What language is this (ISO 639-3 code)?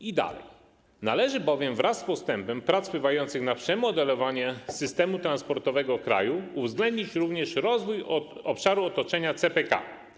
pol